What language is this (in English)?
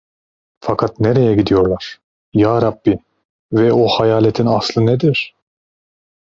Turkish